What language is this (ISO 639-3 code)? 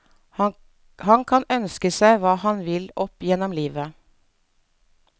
nor